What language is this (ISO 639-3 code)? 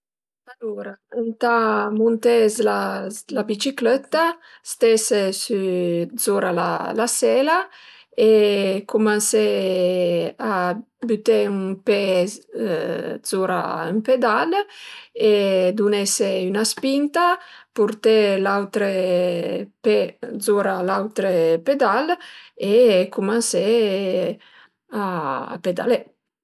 pms